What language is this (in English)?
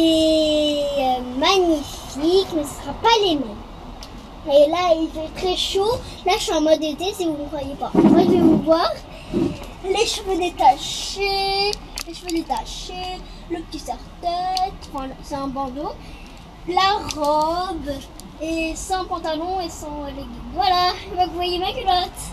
French